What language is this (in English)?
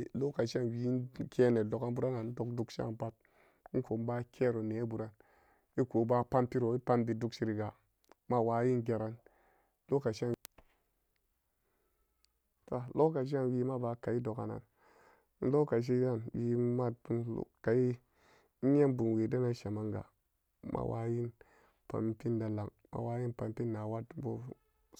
Samba Daka